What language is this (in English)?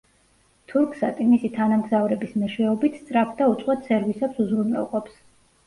Georgian